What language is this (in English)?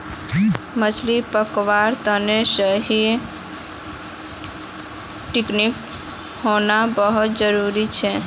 Magahi